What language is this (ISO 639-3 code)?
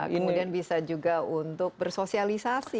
ind